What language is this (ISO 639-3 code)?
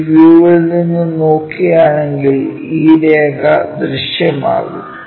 mal